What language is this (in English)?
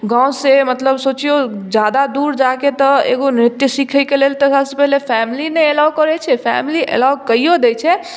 Maithili